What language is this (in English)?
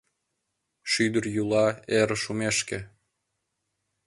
Mari